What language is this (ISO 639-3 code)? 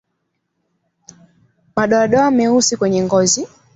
swa